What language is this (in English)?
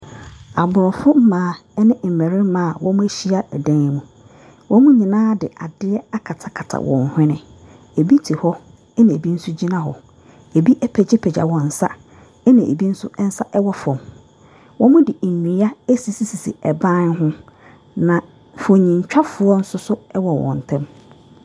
Akan